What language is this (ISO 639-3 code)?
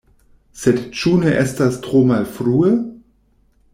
epo